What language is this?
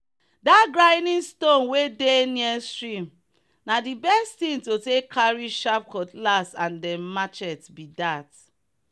Nigerian Pidgin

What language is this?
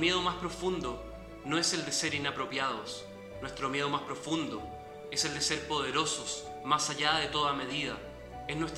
Spanish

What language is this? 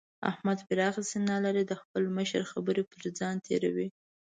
Pashto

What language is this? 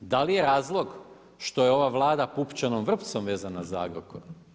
Croatian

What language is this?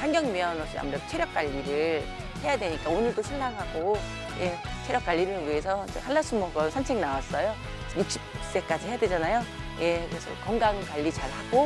Korean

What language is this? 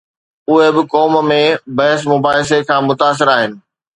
Sindhi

